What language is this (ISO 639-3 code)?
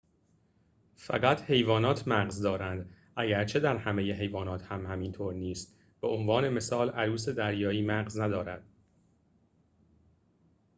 fas